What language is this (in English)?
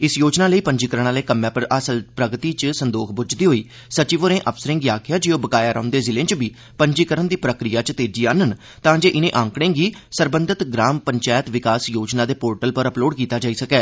Dogri